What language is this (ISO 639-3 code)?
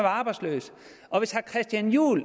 dan